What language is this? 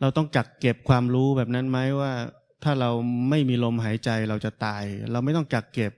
Thai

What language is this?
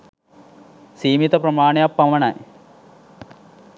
Sinhala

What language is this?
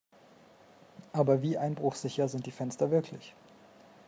German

